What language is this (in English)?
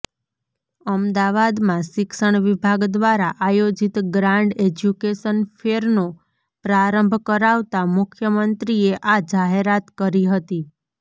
Gujarati